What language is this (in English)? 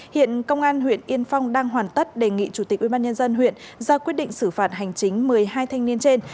Vietnamese